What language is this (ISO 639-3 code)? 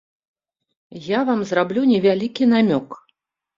bel